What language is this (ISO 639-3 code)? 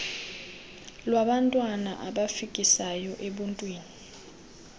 xho